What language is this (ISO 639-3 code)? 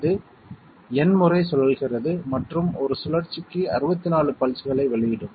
tam